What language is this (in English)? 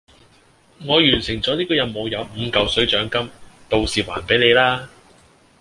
Cantonese